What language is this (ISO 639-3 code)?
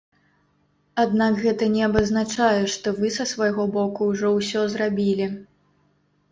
bel